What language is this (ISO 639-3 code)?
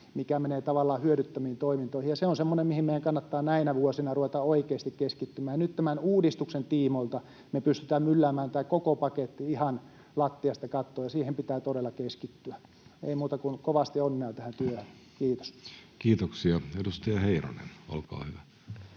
fin